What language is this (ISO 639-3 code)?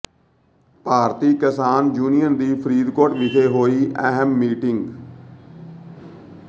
pan